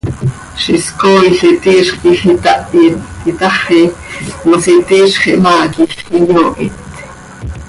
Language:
Seri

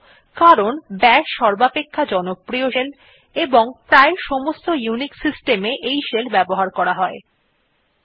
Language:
Bangla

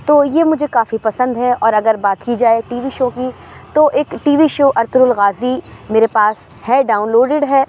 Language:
Urdu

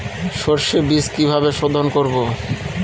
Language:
Bangla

